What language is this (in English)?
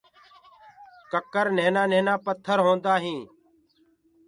Gurgula